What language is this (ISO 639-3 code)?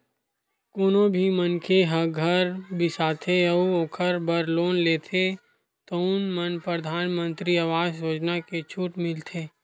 hne